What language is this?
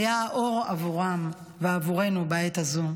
Hebrew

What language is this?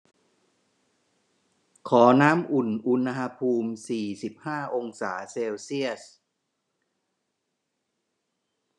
Thai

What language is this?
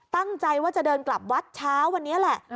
Thai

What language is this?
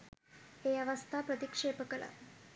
Sinhala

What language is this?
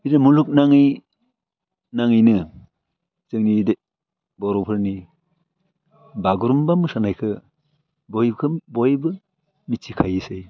Bodo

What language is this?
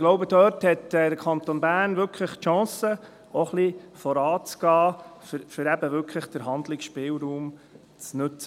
Swiss German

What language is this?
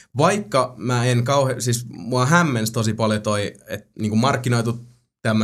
Finnish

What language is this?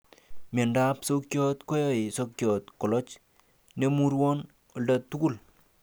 Kalenjin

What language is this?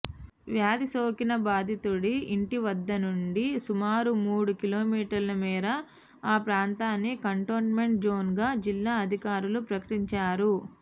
Telugu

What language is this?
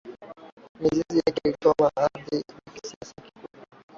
Swahili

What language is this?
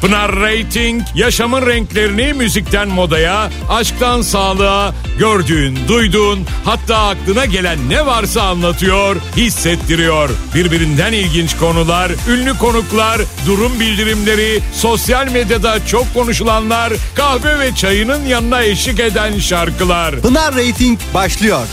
Turkish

